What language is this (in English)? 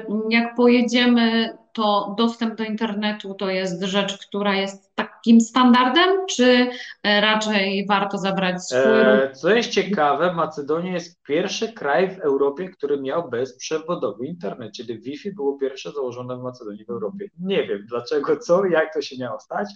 Polish